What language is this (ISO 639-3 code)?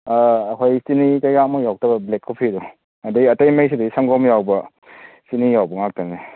mni